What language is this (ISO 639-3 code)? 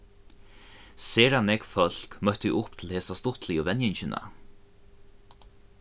fao